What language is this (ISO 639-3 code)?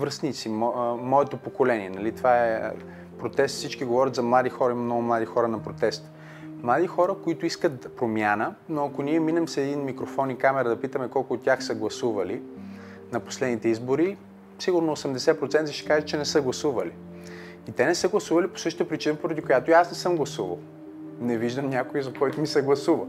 bul